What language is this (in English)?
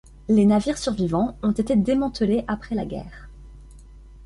French